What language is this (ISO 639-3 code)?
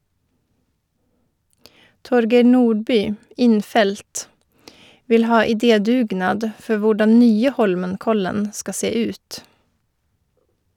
nor